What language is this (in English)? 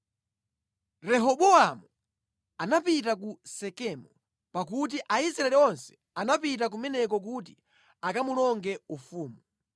Nyanja